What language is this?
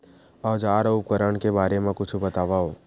Chhattisgarhi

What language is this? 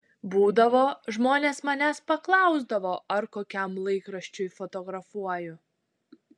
Lithuanian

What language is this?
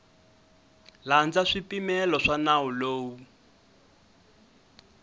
Tsonga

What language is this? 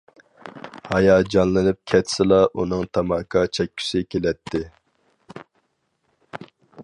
Uyghur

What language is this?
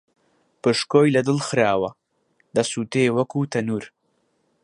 Central Kurdish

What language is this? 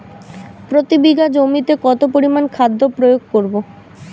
Bangla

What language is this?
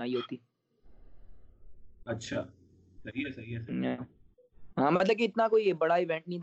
Urdu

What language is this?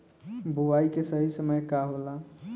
Bhojpuri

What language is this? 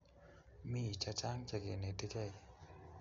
Kalenjin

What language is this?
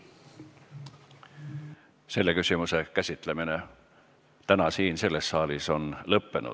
Estonian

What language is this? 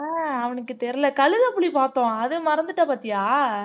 Tamil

